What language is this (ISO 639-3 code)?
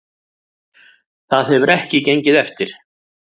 isl